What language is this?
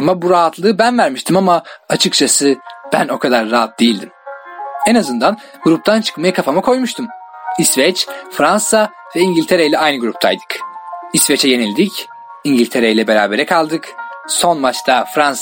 Turkish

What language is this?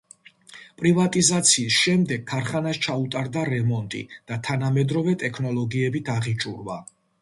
Georgian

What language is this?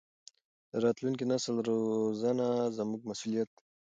Pashto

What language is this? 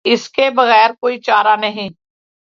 Urdu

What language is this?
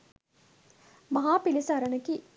Sinhala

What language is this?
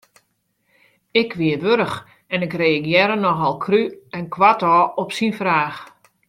Western Frisian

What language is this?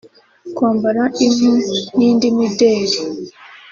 Kinyarwanda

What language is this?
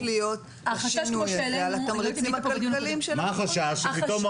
Hebrew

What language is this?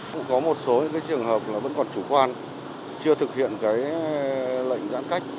Vietnamese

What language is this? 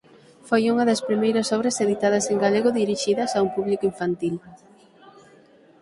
Galician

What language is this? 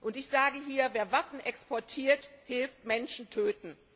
German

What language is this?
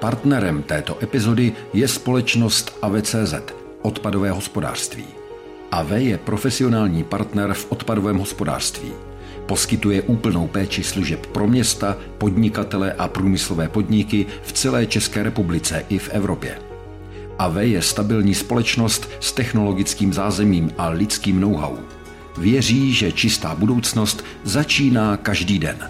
Czech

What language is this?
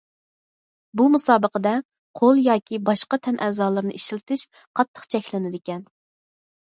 Uyghur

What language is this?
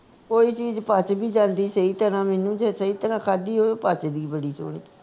Punjabi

